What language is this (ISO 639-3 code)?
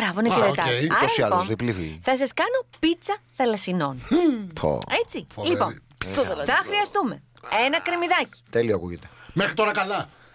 ell